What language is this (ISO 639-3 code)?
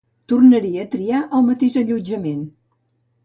cat